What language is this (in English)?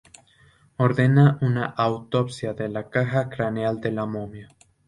Spanish